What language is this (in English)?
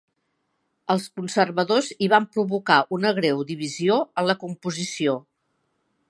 Catalan